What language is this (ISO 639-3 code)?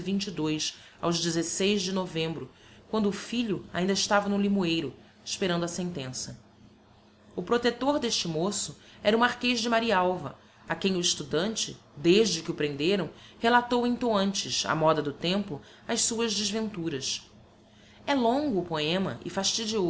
por